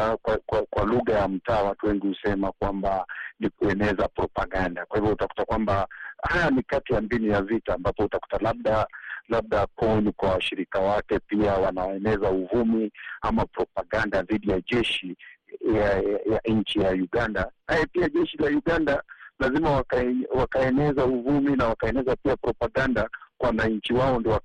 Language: Swahili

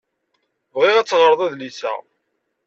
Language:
Kabyle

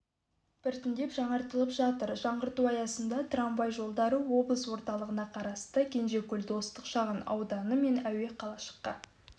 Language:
Kazakh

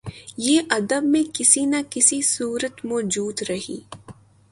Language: Urdu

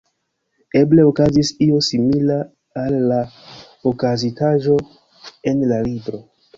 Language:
Esperanto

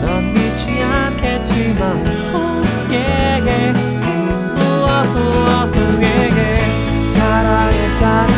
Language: Korean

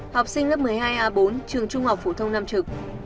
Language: Vietnamese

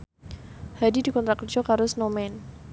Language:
Javanese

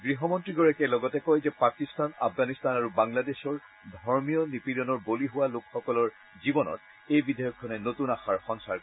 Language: Assamese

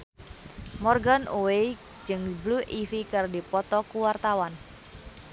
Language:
Sundanese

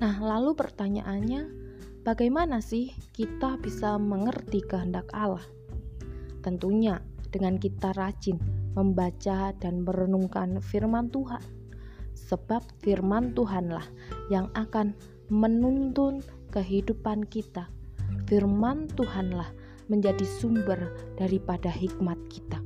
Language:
Indonesian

